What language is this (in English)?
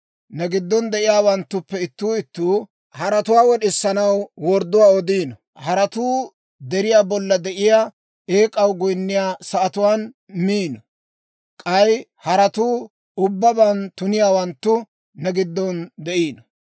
Dawro